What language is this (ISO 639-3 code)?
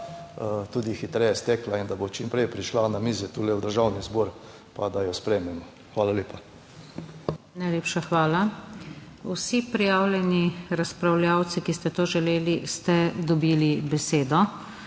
slv